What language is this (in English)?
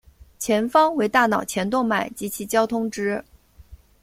Chinese